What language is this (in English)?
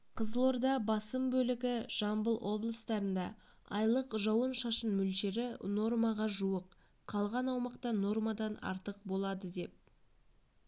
Kazakh